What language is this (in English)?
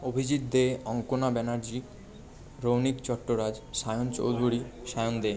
Bangla